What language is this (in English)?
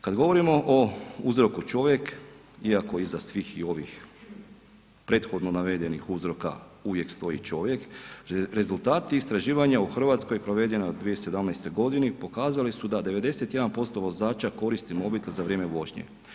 Croatian